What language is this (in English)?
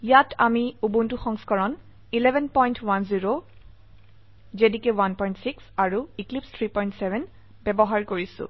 Assamese